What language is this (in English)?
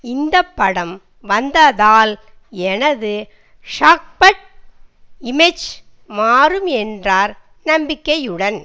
Tamil